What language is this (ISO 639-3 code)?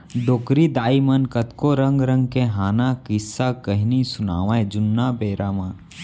hne